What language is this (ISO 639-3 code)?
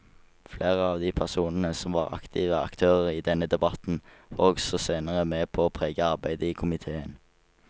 nor